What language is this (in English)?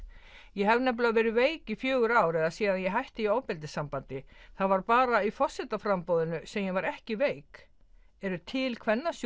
Icelandic